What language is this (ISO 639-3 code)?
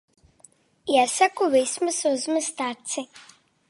lav